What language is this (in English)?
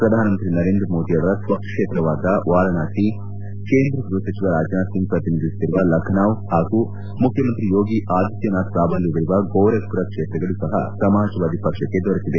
Kannada